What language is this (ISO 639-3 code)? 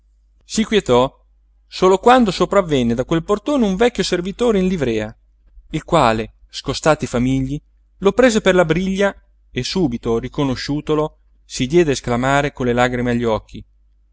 ita